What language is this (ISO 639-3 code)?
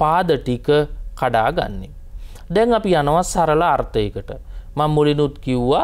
ind